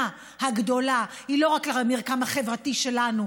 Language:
Hebrew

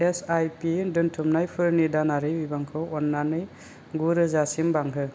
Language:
Bodo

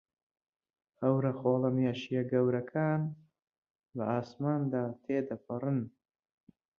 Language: Central Kurdish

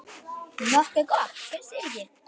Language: Icelandic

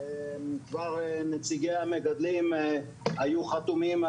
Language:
Hebrew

